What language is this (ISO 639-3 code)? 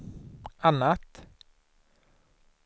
swe